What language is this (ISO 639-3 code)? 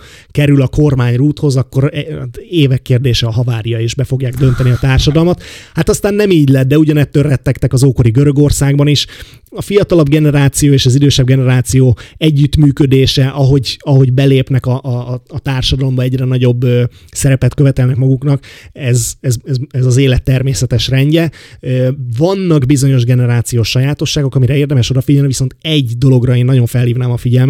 hun